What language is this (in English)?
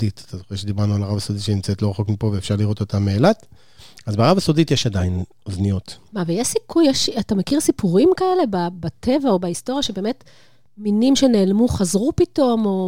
Hebrew